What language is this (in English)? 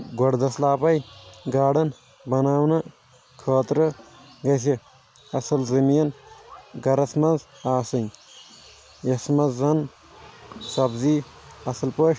Kashmiri